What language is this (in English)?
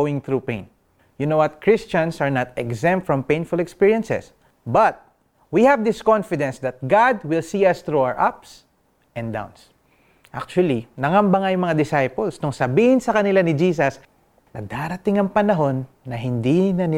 Filipino